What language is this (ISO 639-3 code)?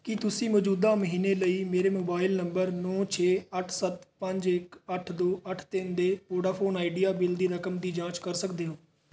pan